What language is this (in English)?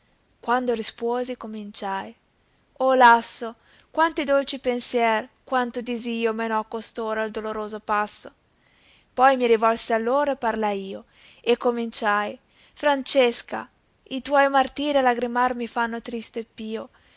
Italian